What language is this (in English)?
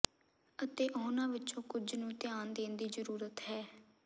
Punjabi